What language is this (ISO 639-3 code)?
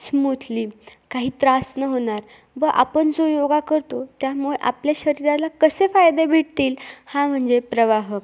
mar